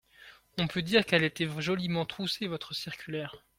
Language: French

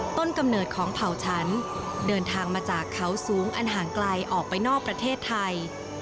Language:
Thai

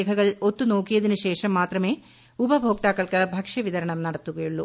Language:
Malayalam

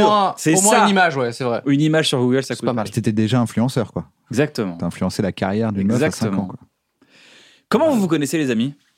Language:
French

